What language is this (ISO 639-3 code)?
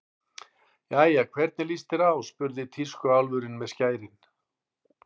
isl